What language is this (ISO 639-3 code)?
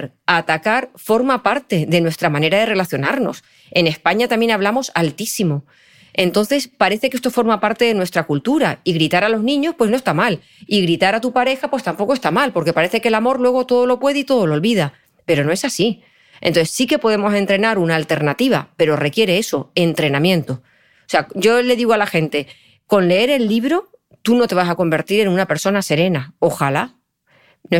spa